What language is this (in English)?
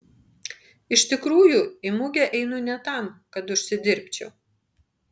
Lithuanian